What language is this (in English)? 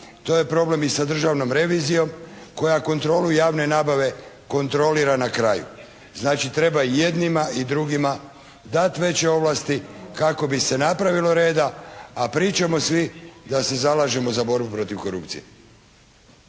Croatian